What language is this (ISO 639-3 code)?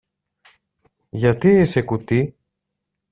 ell